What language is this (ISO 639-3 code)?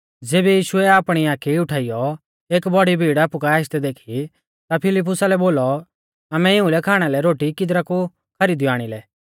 bfz